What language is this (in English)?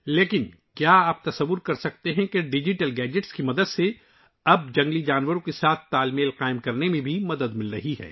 Urdu